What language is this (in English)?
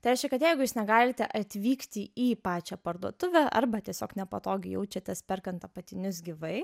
Lithuanian